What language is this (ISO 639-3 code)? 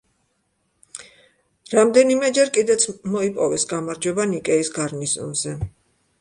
kat